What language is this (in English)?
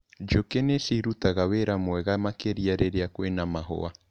Kikuyu